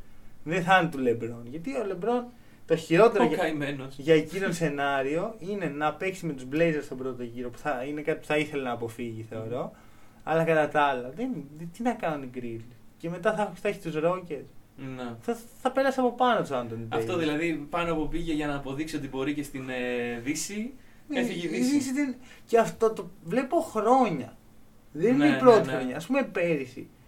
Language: Greek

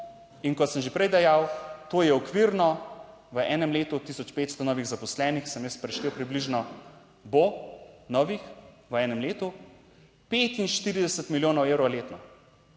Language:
Slovenian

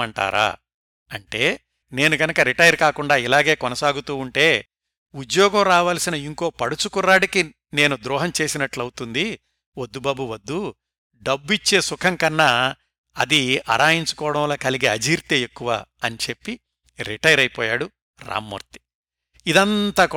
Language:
Telugu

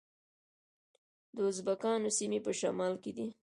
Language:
Pashto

